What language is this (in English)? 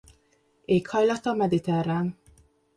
Hungarian